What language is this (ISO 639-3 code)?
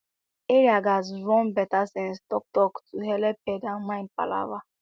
pcm